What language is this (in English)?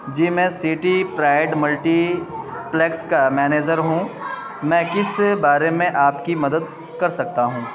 Urdu